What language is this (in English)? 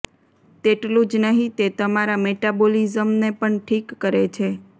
Gujarati